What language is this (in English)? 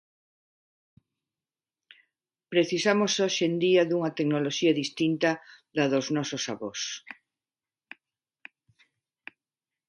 Galician